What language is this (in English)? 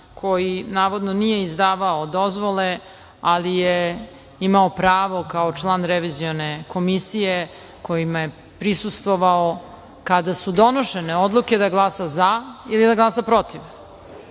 Serbian